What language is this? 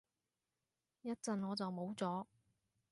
Cantonese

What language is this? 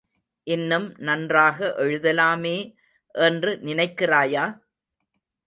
Tamil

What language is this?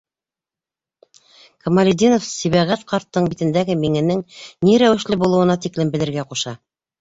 Bashkir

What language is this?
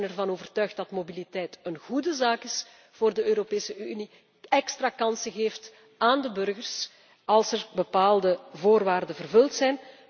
Dutch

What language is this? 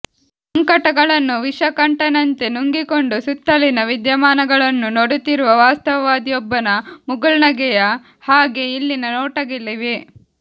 Kannada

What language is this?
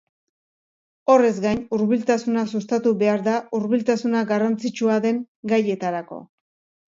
Basque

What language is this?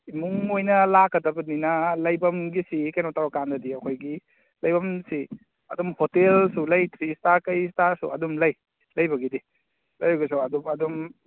Manipuri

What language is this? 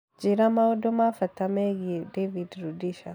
Kikuyu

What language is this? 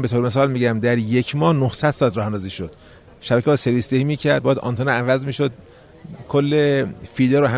Persian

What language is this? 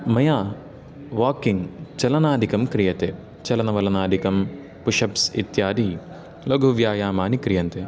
Sanskrit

